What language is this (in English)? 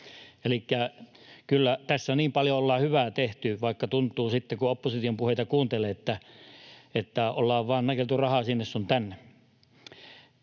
Finnish